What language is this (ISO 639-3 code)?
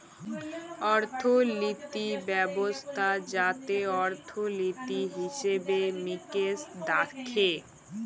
ben